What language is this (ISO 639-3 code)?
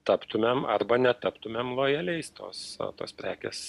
lit